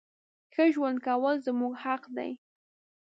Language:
Pashto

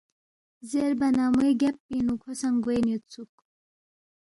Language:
Balti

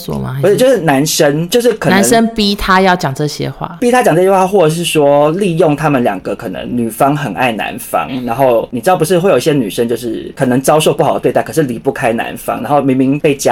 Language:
Chinese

